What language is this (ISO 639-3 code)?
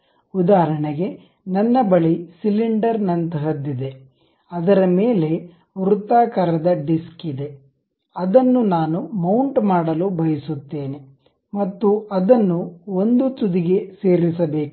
kan